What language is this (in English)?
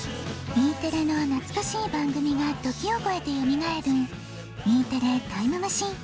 Japanese